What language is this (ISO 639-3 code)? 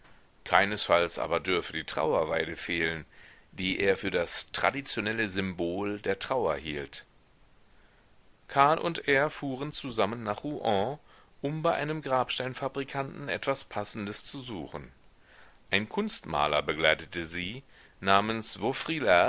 deu